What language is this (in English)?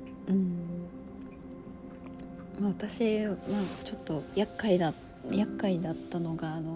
Japanese